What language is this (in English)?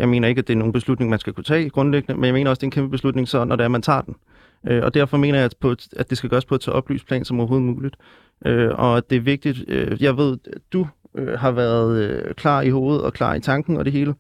Danish